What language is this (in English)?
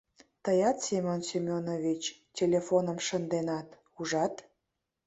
Mari